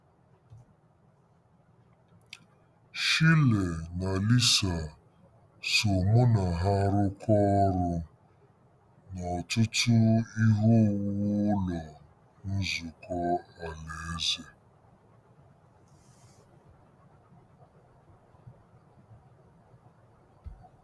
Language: Igbo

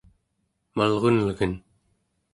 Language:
Central Yupik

